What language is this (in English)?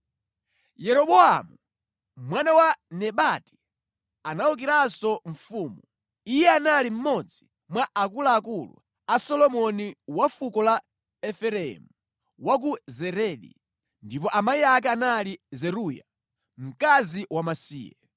Nyanja